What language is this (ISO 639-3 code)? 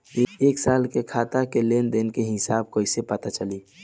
bho